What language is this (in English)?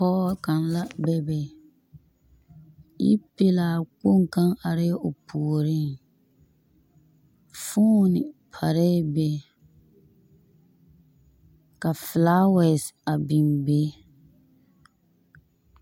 Southern Dagaare